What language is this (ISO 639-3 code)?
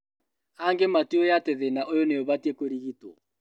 kik